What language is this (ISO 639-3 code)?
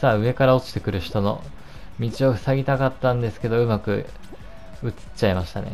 jpn